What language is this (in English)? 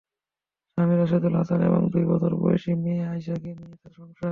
Bangla